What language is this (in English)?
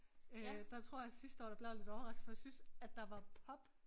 Danish